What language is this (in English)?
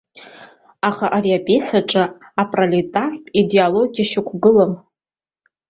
Abkhazian